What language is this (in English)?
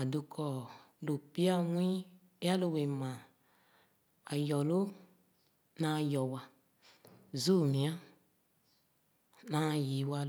Khana